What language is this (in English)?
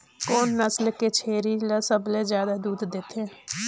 Chhattisgarhi